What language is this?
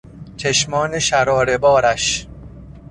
Persian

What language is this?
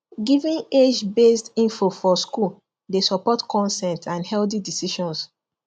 Nigerian Pidgin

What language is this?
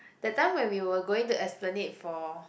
English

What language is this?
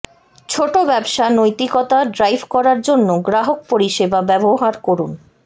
Bangla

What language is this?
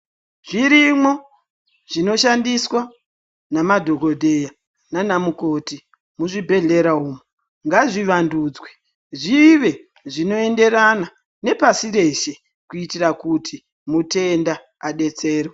Ndau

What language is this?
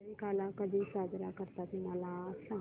Marathi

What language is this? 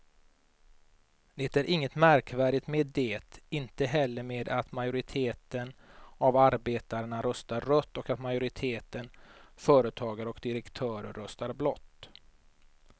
Swedish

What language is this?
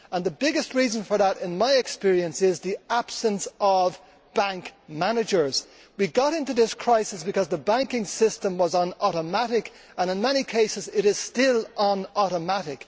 English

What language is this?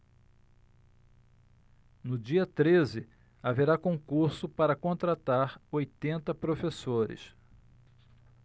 Portuguese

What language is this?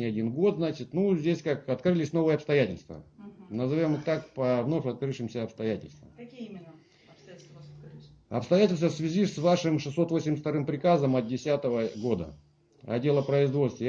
Russian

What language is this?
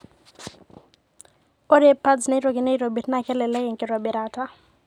Masai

